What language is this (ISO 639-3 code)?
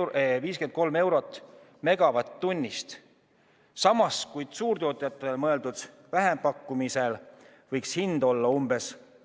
est